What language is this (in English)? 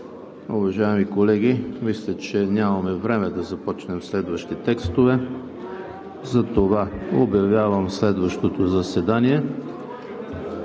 Bulgarian